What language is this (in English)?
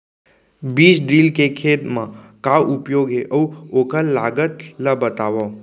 Chhattisgarhi